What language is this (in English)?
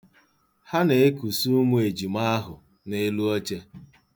Igbo